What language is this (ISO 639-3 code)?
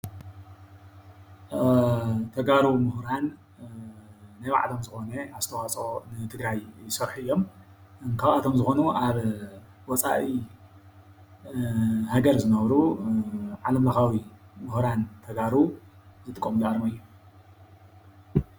tir